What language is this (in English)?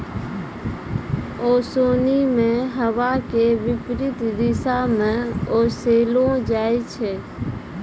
Maithili